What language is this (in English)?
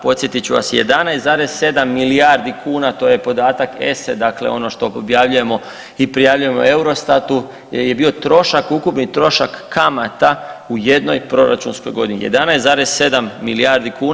Croatian